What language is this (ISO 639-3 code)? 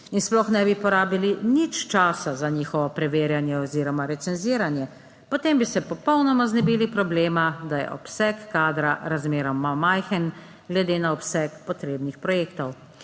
slv